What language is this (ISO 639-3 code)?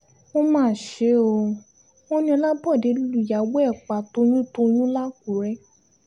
yor